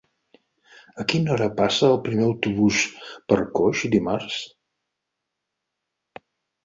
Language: Catalan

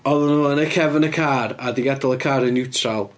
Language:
Welsh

